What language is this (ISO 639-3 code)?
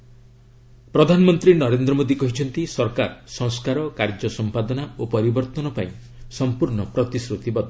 ori